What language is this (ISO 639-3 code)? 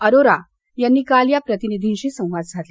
mar